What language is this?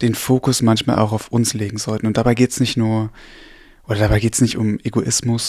German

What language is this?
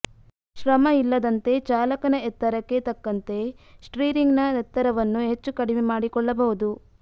Kannada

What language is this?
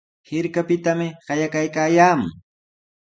Sihuas Ancash Quechua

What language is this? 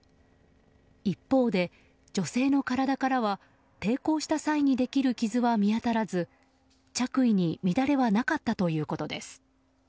Japanese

